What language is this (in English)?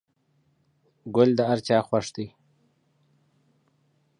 Pashto